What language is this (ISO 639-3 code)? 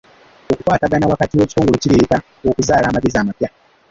lug